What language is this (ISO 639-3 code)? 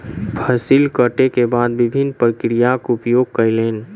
mai